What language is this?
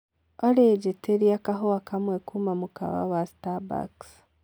Kikuyu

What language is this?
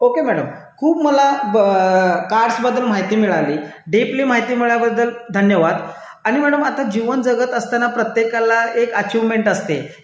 Marathi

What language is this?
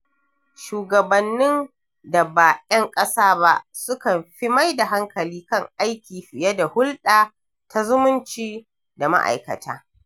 Hausa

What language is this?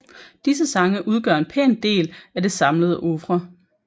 Danish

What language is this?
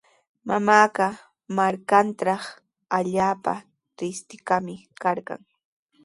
Sihuas Ancash Quechua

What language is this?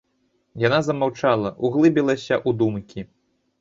Belarusian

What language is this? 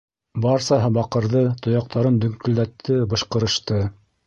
Bashkir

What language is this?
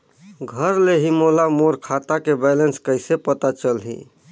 Chhattisgarhi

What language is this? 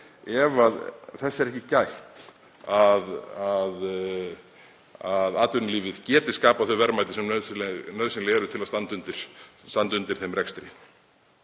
Icelandic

